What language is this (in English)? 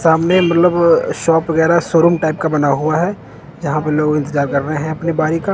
Hindi